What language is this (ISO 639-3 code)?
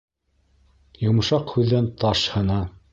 bak